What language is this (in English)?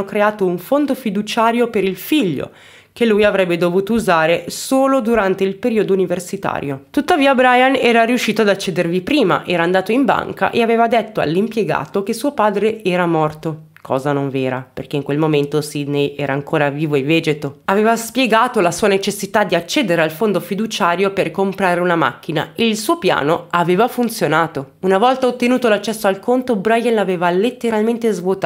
Italian